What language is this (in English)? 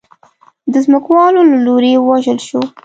Pashto